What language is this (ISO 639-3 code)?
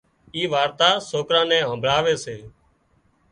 kxp